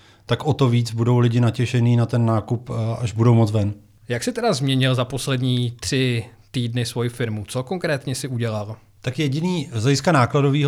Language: Czech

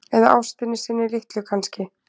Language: Icelandic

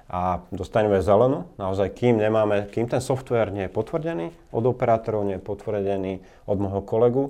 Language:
Slovak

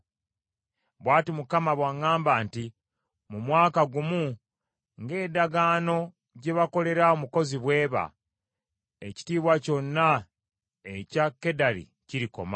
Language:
Ganda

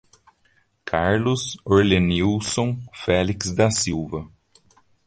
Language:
Portuguese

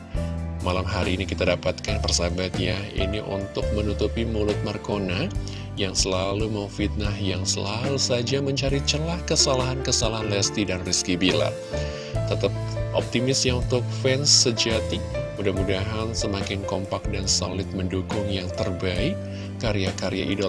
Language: Indonesian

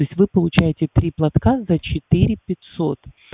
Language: Russian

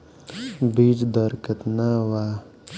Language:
Bhojpuri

